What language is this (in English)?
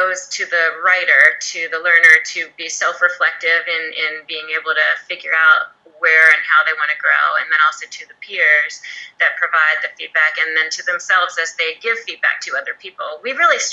English